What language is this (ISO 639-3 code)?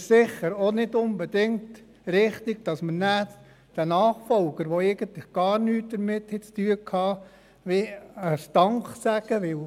gsw